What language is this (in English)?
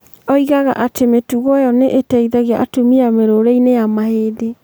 Kikuyu